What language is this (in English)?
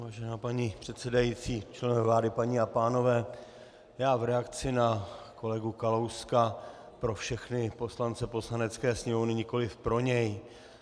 Czech